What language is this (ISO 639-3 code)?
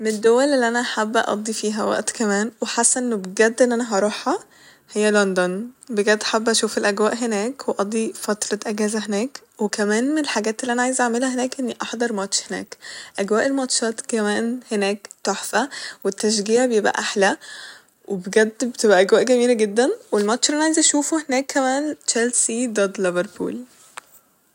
arz